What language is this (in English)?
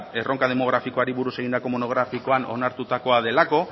Basque